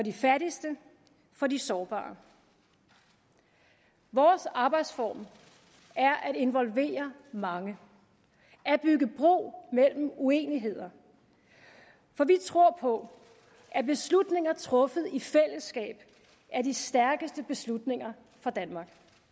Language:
Danish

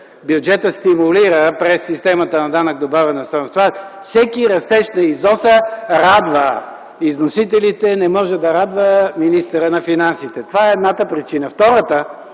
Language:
Bulgarian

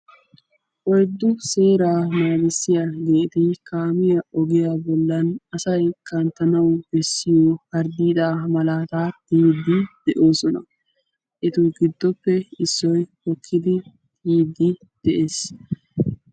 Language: Wolaytta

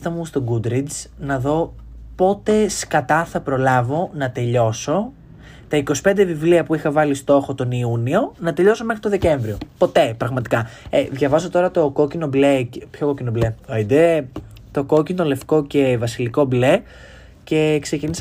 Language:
Greek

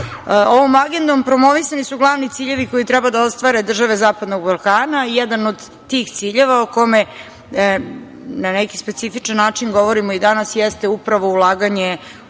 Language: Serbian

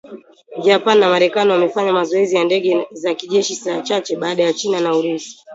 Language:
Swahili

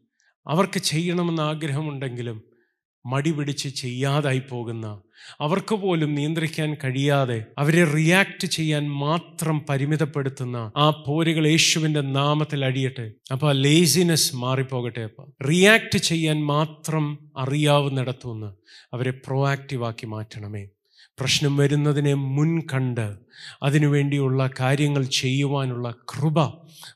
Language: Malayalam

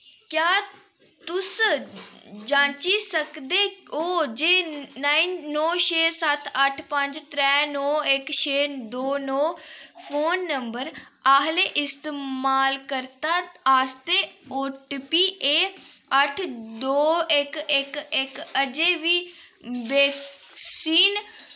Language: Dogri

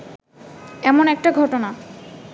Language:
Bangla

